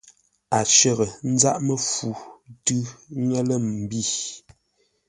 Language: Ngombale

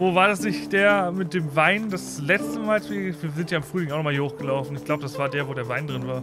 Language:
German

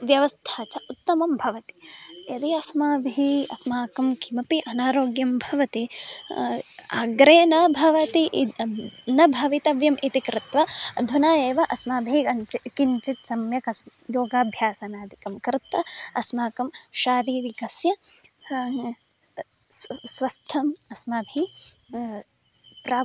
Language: Sanskrit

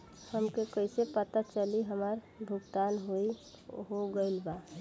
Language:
Bhojpuri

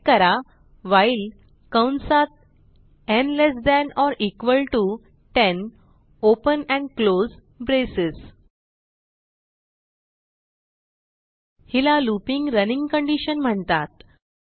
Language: Marathi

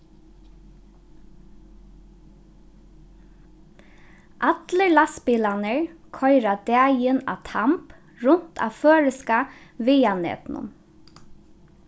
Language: Faroese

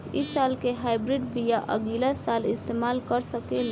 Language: Bhojpuri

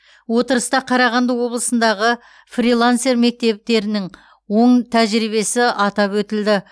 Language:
Kazakh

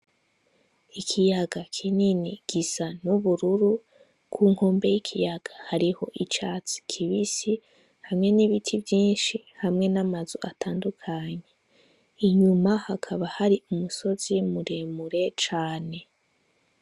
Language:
Rundi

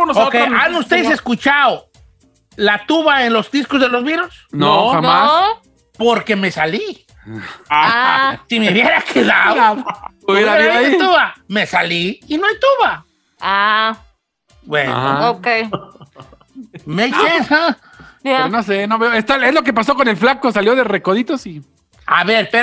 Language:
Spanish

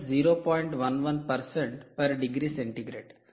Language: Telugu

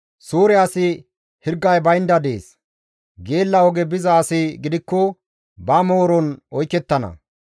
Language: Gamo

